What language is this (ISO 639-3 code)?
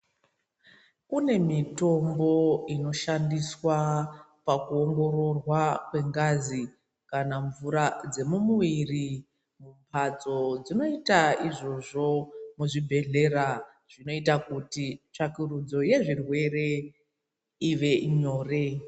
ndc